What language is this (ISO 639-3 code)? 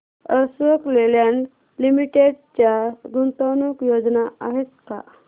mar